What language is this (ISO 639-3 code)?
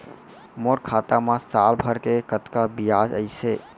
hne